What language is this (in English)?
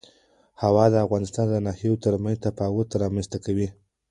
Pashto